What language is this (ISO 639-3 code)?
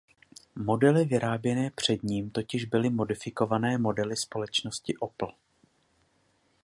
ces